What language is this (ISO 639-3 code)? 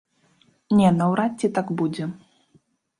bel